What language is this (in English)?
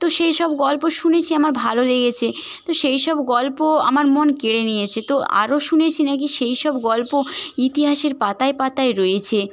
Bangla